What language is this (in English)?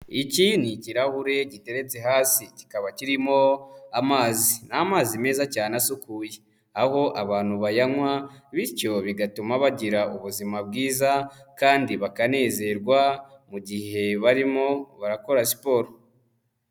Kinyarwanda